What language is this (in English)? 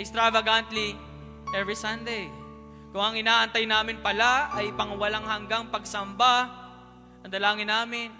Filipino